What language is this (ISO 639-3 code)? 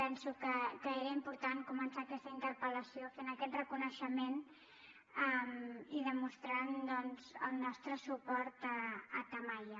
cat